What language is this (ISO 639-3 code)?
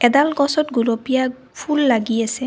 asm